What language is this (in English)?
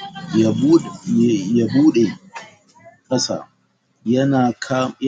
Hausa